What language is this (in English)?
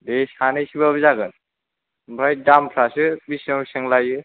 Bodo